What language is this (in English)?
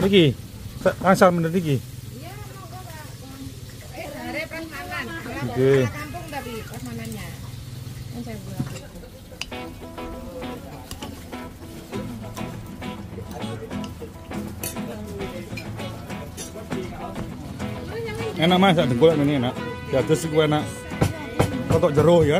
Indonesian